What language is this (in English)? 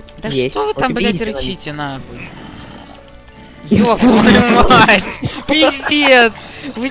Russian